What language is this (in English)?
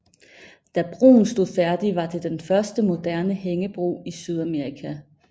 Danish